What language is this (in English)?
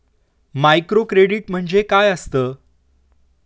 Marathi